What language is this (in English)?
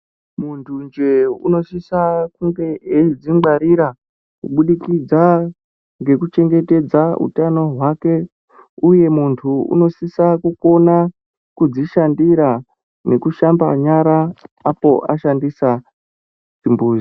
Ndau